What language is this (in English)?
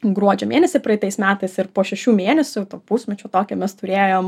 Lithuanian